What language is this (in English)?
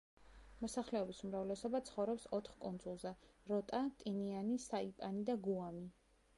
Georgian